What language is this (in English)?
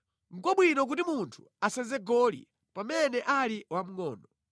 Nyanja